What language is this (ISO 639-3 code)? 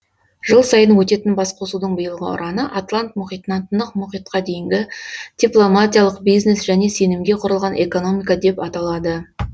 kaz